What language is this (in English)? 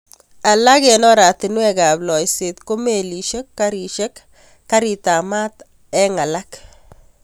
Kalenjin